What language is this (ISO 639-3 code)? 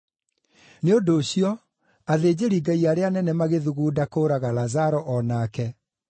kik